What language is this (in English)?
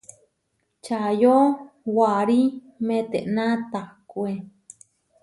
Huarijio